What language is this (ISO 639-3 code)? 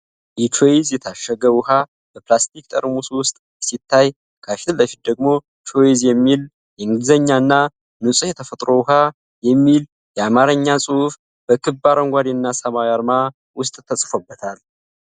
amh